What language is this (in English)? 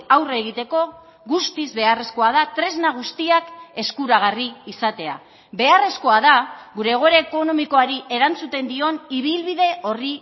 Basque